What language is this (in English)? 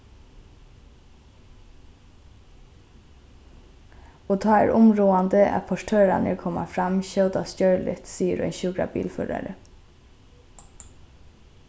Faroese